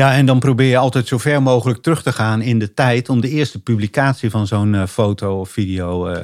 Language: Dutch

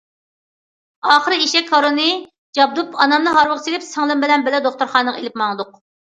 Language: Uyghur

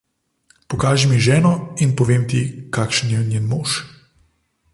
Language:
Slovenian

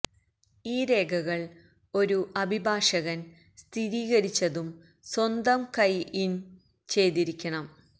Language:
Malayalam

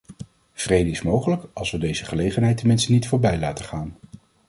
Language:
Dutch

